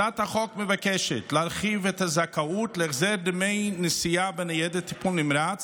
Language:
Hebrew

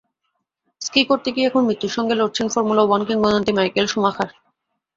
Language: Bangla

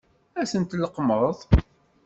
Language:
Kabyle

